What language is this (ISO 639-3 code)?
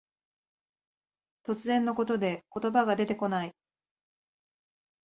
jpn